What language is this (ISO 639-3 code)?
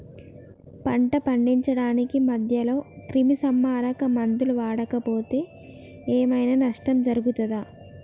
tel